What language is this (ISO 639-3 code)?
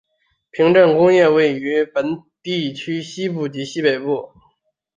zho